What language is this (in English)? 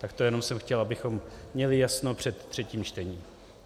Czech